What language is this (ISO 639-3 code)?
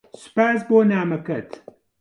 ckb